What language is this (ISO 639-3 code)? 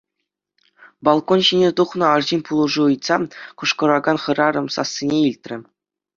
chv